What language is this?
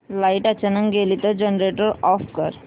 Marathi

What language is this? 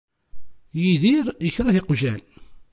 Kabyle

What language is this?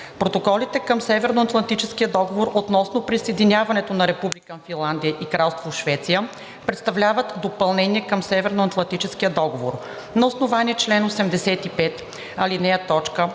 Bulgarian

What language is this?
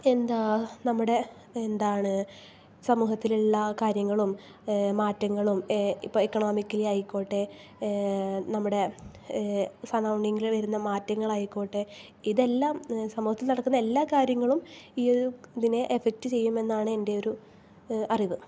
Malayalam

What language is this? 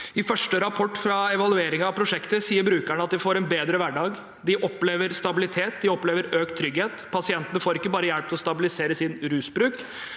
Norwegian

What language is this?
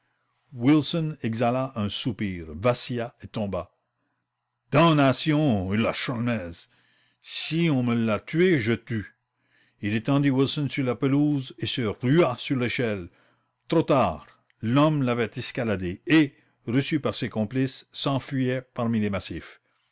French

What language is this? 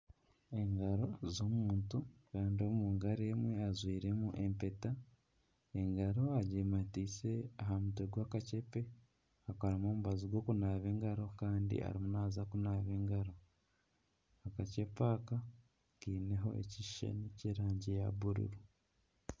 Nyankole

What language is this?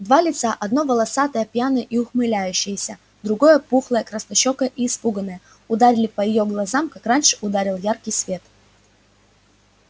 Russian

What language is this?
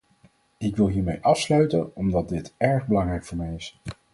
Dutch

